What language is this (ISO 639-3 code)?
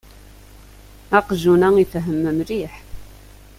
kab